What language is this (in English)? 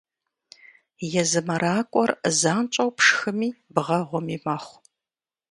Kabardian